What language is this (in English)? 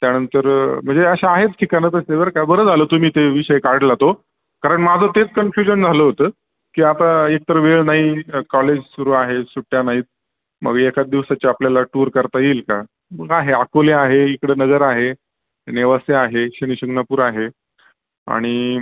Marathi